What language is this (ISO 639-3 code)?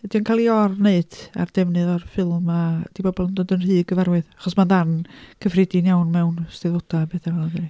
cym